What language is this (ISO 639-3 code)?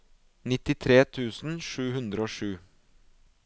nor